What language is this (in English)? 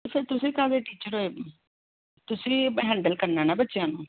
Punjabi